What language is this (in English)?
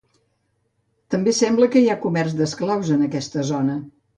Catalan